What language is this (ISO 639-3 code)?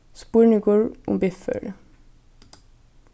fao